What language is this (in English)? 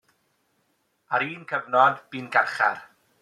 Welsh